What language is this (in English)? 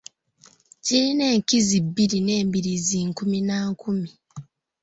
Ganda